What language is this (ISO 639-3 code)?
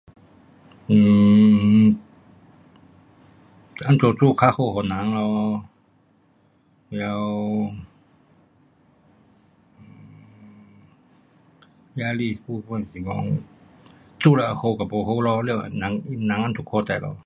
cpx